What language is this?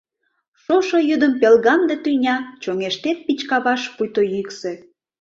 Mari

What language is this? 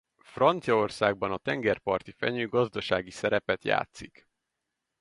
Hungarian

